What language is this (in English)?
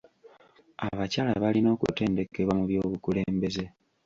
Ganda